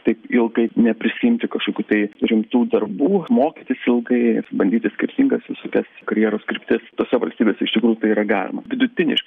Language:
Lithuanian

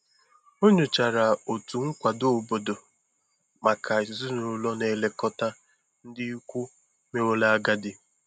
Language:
Igbo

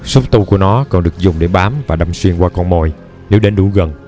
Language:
Vietnamese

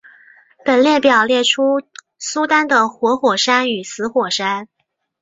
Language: Chinese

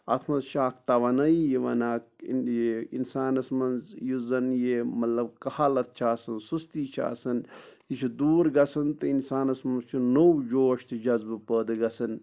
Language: Kashmiri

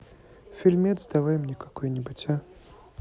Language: Russian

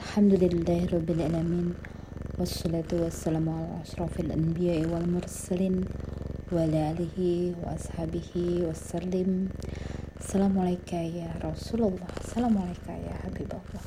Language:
Indonesian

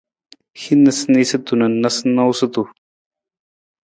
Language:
Nawdm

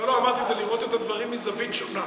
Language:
Hebrew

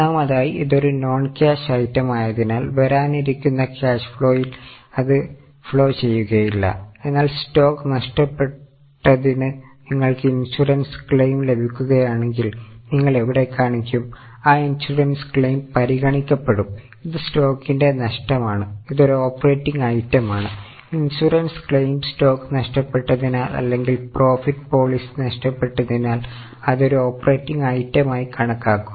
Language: Malayalam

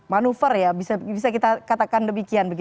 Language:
Indonesian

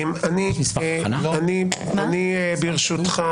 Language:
Hebrew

